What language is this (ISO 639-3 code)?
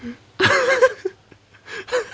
eng